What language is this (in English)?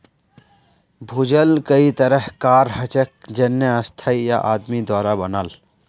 Magahi